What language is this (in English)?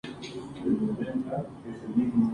Spanish